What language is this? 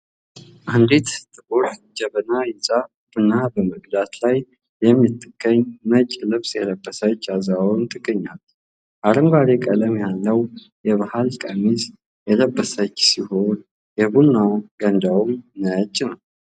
Amharic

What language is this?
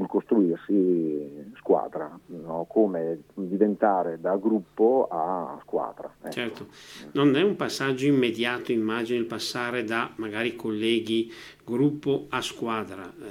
Italian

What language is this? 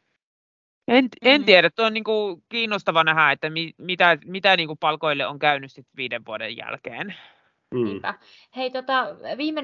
Finnish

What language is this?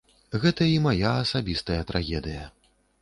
Belarusian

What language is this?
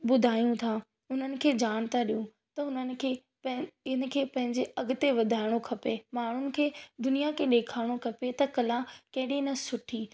Sindhi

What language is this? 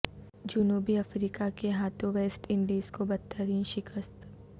Urdu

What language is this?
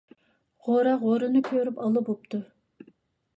Uyghur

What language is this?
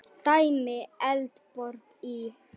Icelandic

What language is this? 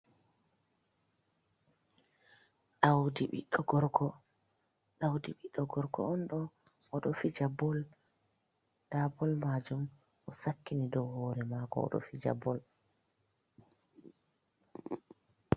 Fula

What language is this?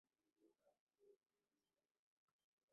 Swahili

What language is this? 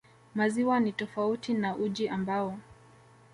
Swahili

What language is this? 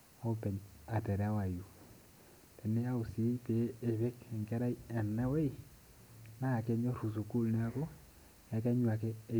Masai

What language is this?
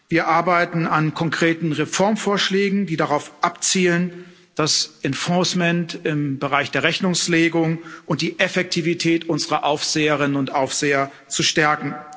German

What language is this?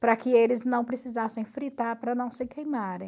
Portuguese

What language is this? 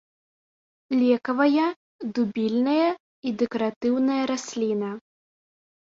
Belarusian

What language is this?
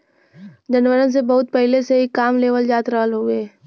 Bhojpuri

